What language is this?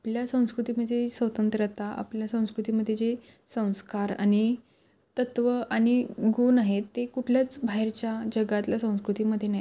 Marathi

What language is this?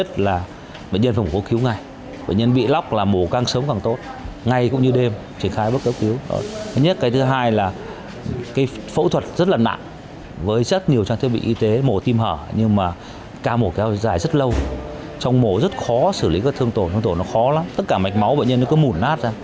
Vietnamese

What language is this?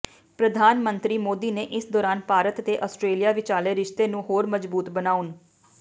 Punjabi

